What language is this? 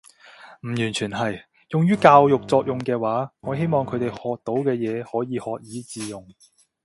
Cantonese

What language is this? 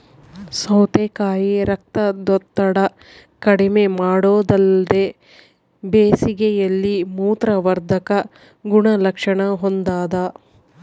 Kannada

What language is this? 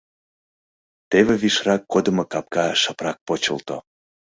Mari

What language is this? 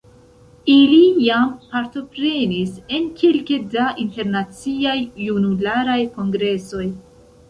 Esperanto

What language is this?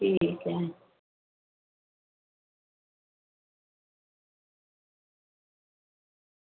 Dogri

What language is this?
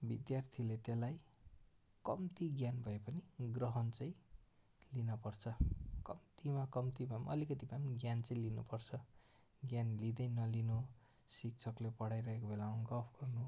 Nepali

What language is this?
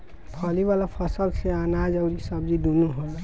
Bhojpuri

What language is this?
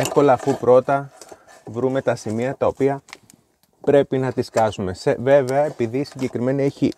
Greek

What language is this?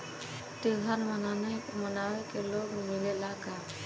Bhojpuri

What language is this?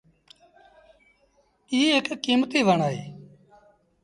Sindhi Bhil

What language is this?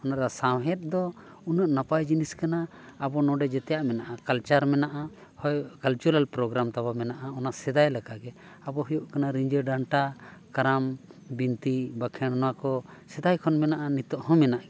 Santali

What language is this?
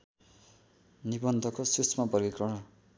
Nepali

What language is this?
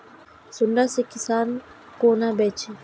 Maithili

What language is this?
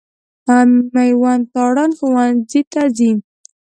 Pashto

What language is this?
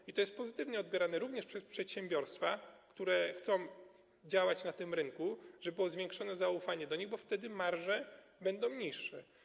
Polish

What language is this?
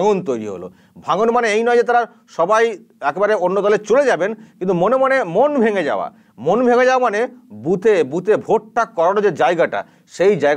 Hindi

